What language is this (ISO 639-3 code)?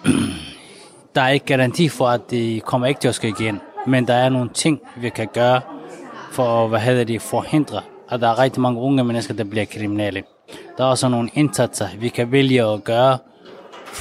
dan